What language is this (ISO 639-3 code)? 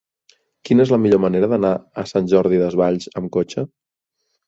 cat